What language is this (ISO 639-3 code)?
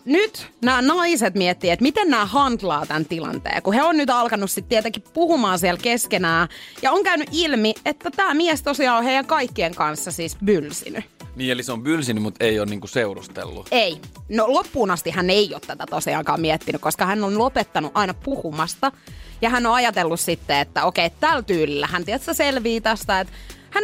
fin